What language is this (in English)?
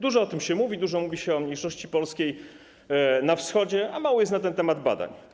Polish